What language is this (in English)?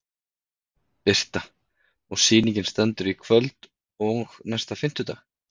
Icelandic